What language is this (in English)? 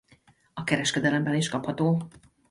Hungarian